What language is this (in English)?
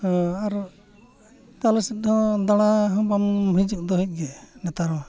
Santali